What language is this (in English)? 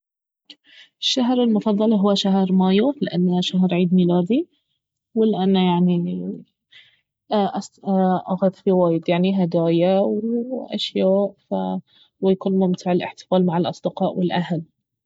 Baharna Arabic